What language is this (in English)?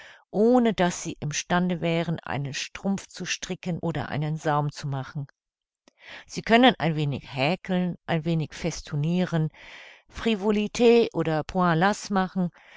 German